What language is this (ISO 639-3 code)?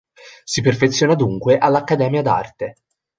ita